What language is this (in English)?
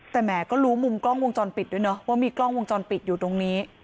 Thai